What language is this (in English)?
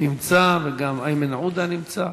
Hebrew